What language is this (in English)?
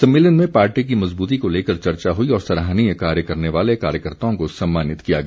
Hindi